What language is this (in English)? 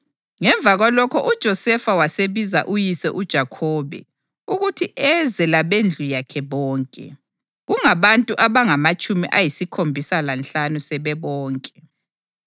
North Ndebele